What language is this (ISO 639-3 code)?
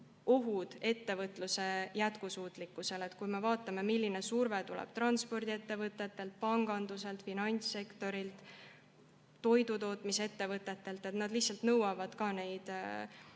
est